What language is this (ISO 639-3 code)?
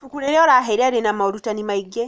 kik